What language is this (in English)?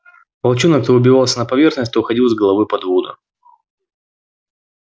Russian